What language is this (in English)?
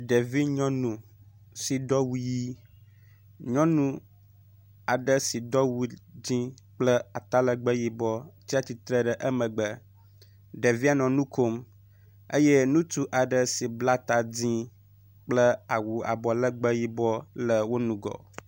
Ewe